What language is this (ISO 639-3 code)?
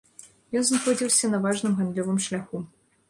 bel